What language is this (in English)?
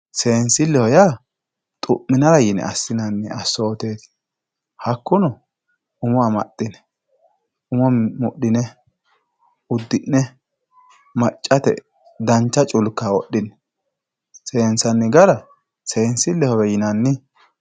Sidamo